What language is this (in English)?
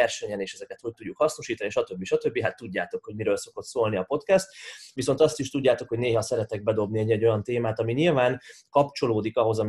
Hungarian